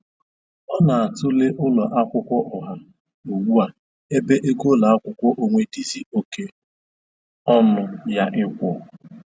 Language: Igbo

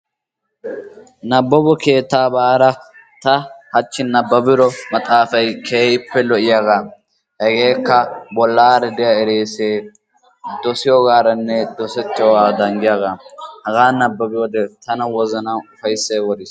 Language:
Wolaytta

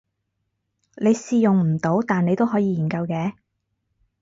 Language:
Cantonese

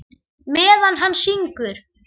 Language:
Icelandic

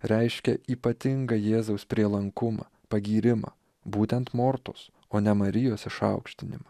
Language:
Lithuanian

